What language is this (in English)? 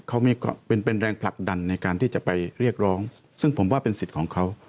Thai